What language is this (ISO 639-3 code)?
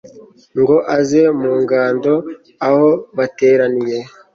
kin